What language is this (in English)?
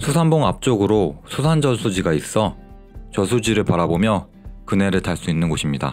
Korean